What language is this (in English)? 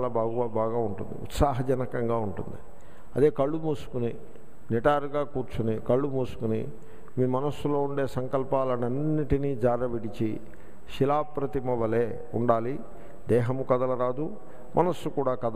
Hindi